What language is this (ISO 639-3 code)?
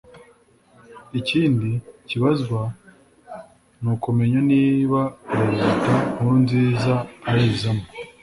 kin